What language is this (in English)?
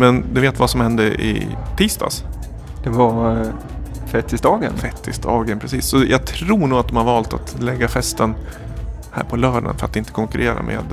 Swedish